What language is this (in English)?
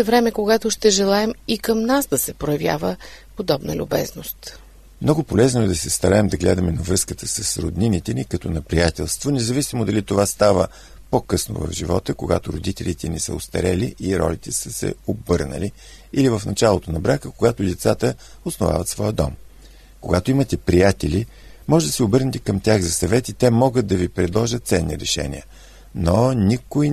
Bulgarian